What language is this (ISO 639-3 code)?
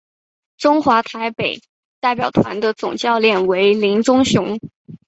zho